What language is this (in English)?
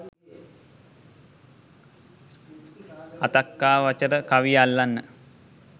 Sinhala